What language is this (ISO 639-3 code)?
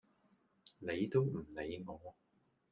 yue